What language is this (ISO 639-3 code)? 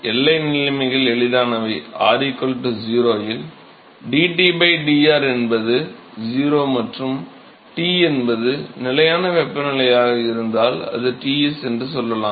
tam